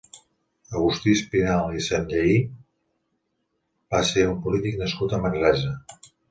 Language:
Catalan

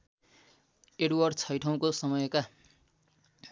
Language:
Nepali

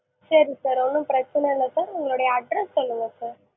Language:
Tamil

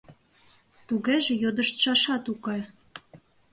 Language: Mari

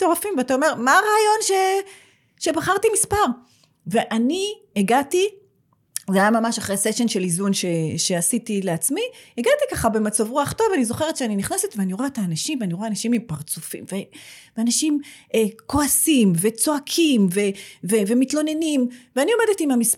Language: Hebrew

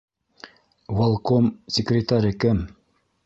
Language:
Bashkir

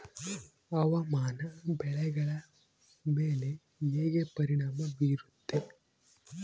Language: Kannada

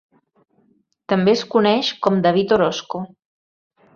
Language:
Catalan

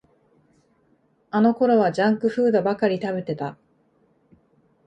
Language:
Japanese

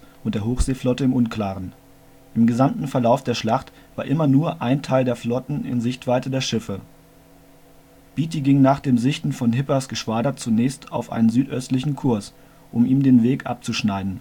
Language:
German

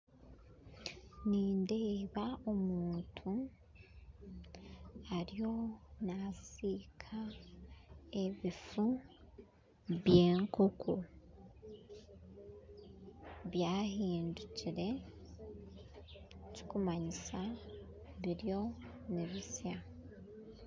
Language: Nyankole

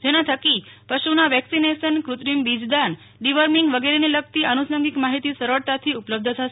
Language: Gujarati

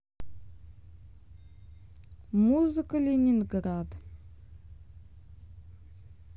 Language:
Russian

